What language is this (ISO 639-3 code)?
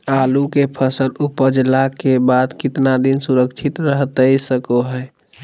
mag